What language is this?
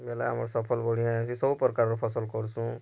Odia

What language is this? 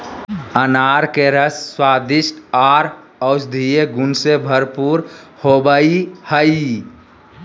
Magahi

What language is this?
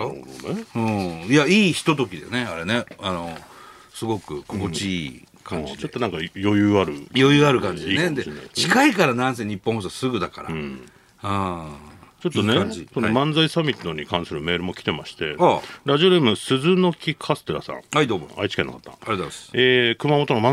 Japanese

